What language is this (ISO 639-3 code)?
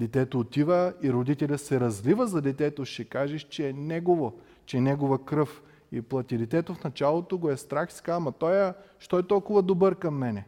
bul